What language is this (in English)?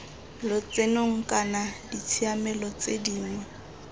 Tswana